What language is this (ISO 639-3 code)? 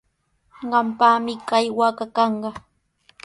qws